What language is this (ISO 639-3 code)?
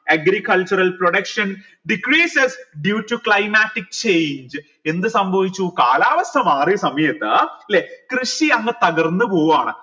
mal